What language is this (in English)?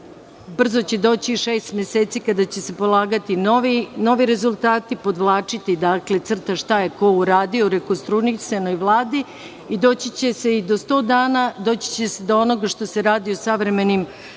Serbian